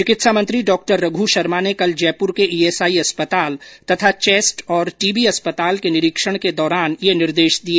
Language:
Hindi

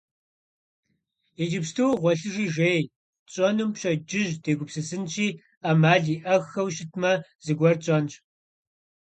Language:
Kabardian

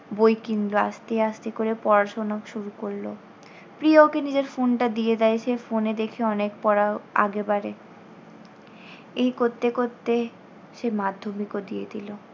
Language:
Bangla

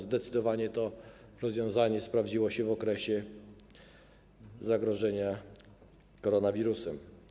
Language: Polish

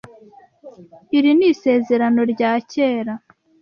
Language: Kinyarwanda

